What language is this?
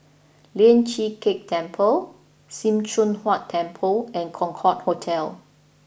English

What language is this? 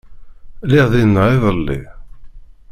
Kabyle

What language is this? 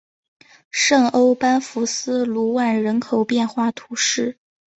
Chinese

